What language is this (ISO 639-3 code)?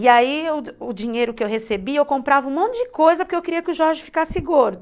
por